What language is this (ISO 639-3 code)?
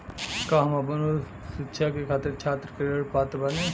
bho